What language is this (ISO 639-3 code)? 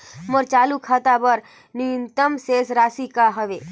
hne